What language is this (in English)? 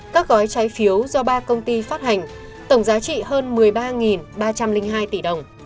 Vietnamese